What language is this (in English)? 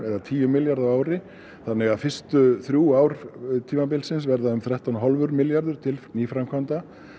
Icelandic